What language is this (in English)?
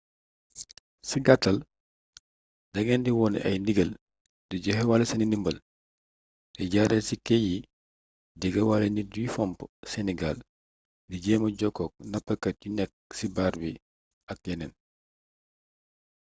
Wolof